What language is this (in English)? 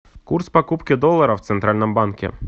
Russian